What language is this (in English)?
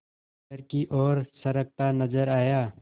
Hindi